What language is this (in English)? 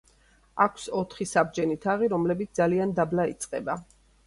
Georgian